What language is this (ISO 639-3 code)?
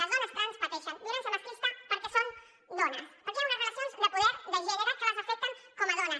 cat